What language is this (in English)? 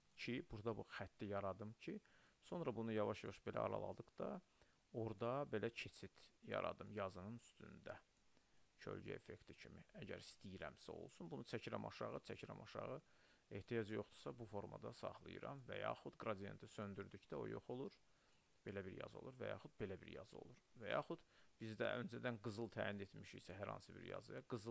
Turkish